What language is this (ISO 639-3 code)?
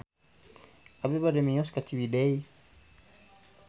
sun